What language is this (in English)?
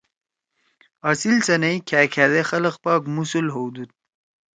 Torwali